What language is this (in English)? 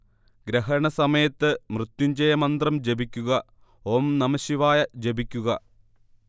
Malayalam